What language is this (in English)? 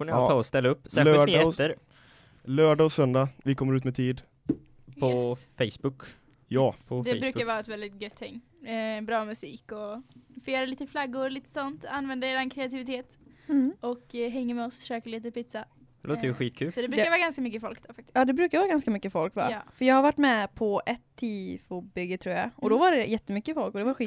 Swedish